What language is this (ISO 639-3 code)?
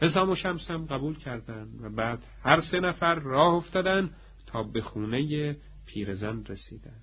fas